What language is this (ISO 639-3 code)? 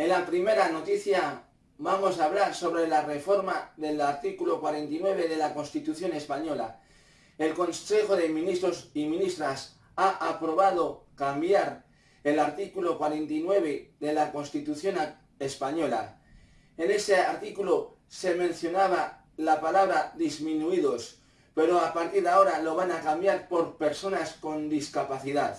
spa